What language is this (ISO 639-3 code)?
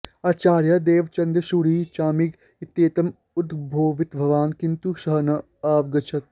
san